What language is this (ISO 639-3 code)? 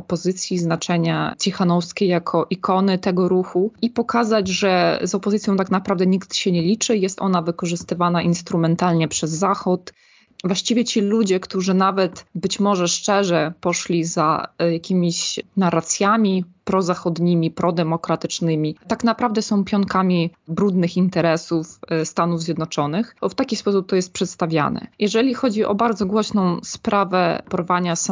pol